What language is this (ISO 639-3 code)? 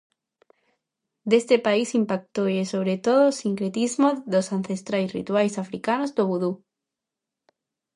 glg